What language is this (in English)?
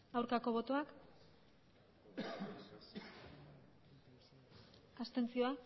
Basque